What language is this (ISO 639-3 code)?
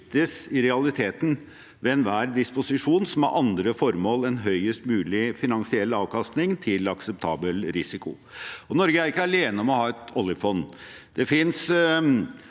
nor